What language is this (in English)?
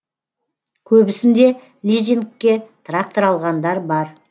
Kazakh